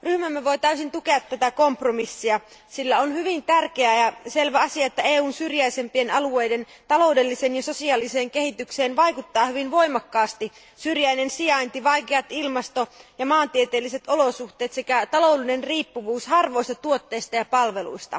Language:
Finnish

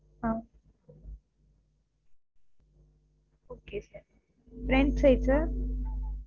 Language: Tamil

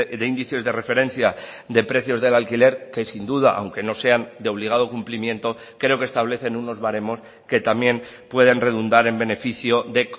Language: Spanish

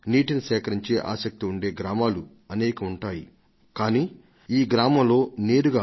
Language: Telugu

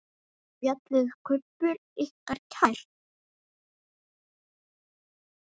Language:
Icelandic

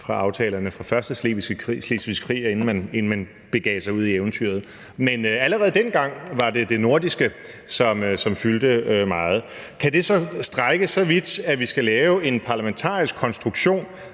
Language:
Danish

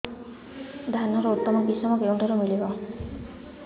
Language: Odia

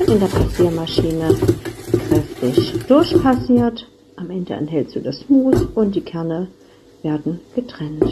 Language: German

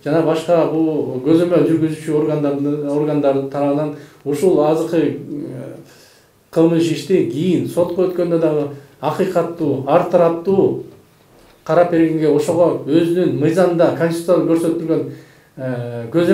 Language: Russian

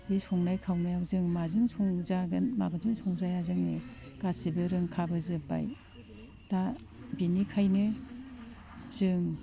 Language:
Bodo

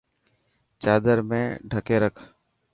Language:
Dhatki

